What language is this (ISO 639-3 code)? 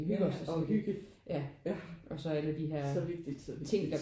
dan